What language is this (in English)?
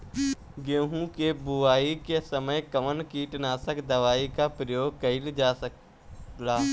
Bhojpuri